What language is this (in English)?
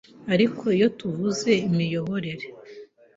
Kinyarwanda